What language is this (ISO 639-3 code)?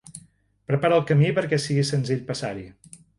cat